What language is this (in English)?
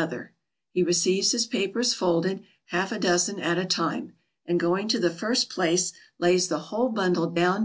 English